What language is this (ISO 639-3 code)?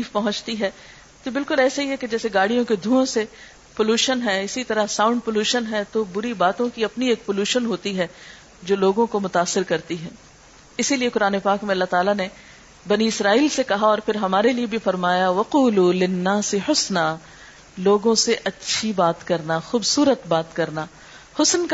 urd